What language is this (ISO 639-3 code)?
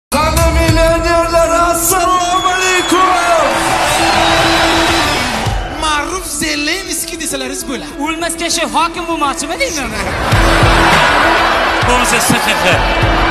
tur